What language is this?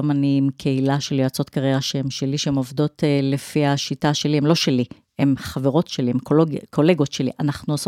Hebrew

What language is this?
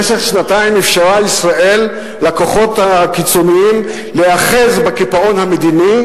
Hebrew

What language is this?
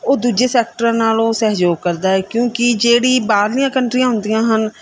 Punjabi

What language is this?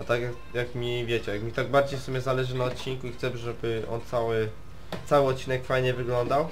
Polish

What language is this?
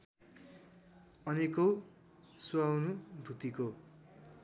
Nepali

